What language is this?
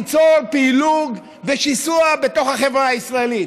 Hebrew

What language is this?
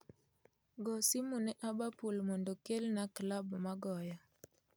Luo (Kenya and Tanzania)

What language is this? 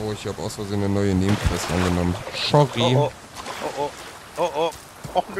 German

